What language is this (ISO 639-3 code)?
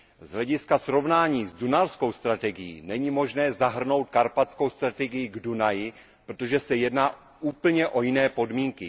ces